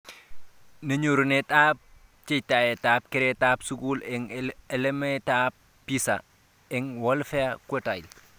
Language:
Kalenjin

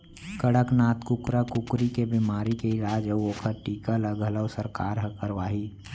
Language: Chhattisgarhi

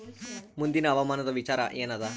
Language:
Kannada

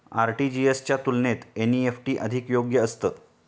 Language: Marathi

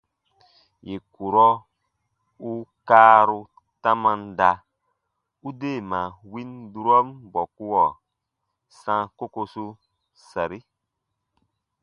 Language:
Baatonum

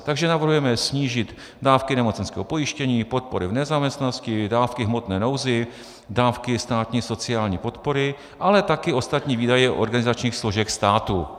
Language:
Czech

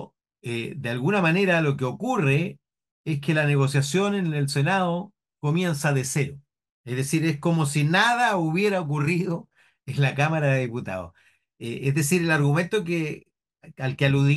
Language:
Spanish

